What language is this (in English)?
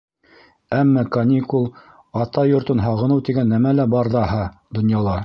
Bashkir